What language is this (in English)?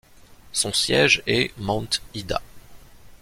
French